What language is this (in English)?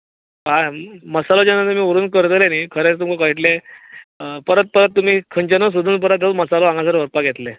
Konkani